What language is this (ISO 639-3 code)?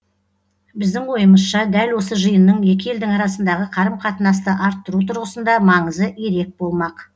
kaz